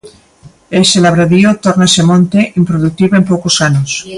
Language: Galician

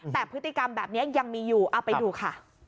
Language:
Thai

